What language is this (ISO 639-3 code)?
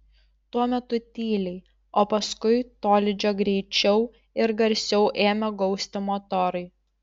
lit